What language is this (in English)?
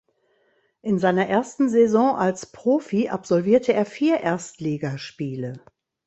German